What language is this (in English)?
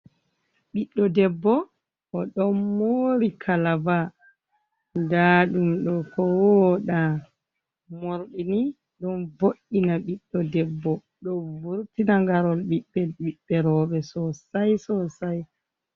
Fula